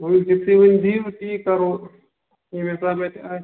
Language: Kashmiri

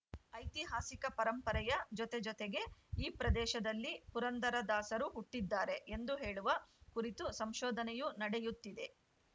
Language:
Kannada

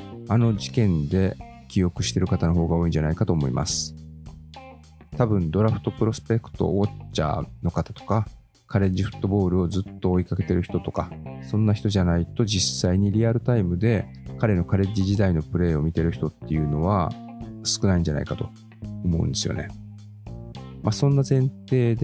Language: Japanese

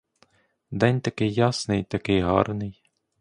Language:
Ukrainian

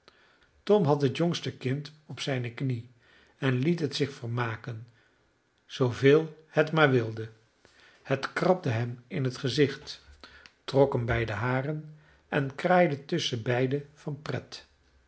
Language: Dutch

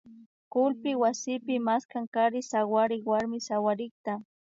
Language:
Imbabura Highland Quichua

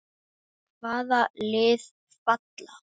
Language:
Icelandic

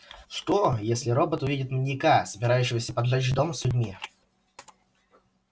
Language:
Russian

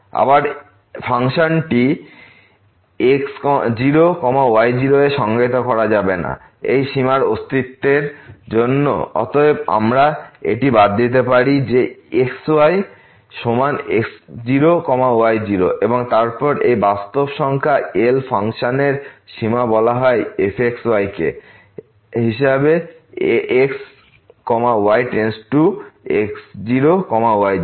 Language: Bangla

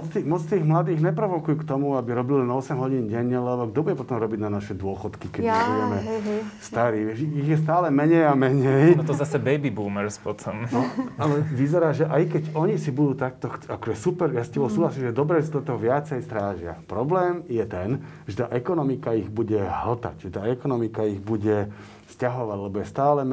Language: Slovak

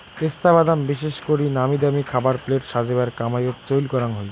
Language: Bangla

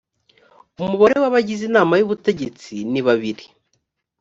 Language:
Kinyarwanda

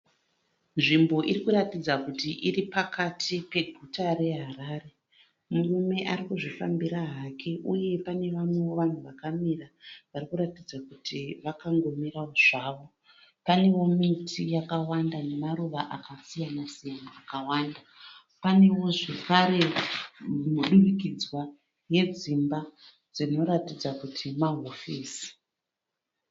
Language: Shona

